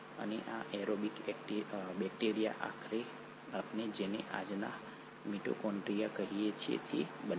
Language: Gujarati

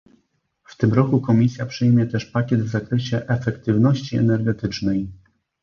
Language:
Polish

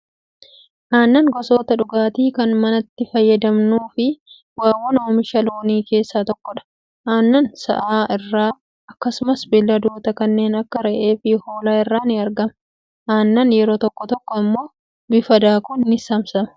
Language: Oromo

